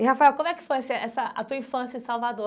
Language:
Portuguese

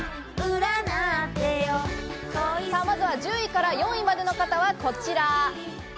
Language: Japanese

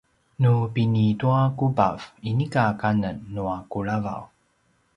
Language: Paiwan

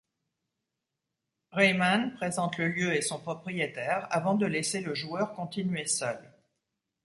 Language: French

